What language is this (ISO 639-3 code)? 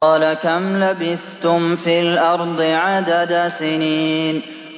ara